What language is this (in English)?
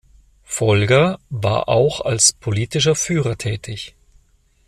German